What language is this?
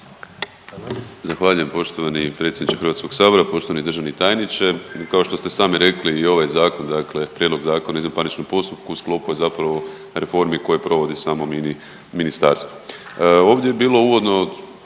Croatian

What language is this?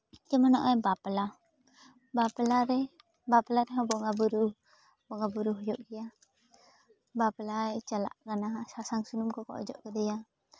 Santali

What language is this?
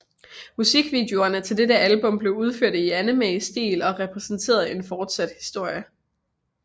Danish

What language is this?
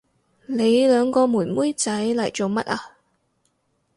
Cantonese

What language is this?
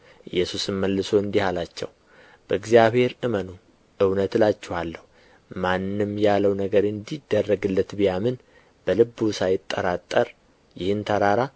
Amharic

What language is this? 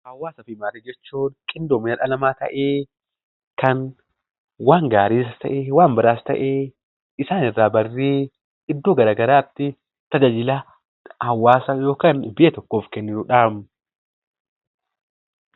Oromo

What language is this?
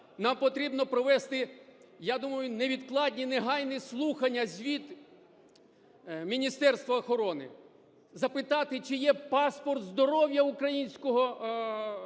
Ukrainian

